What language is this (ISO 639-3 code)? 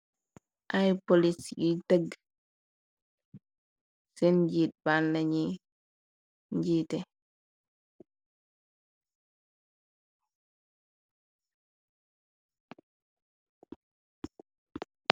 wol